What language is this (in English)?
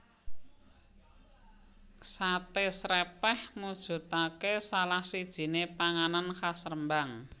Javanese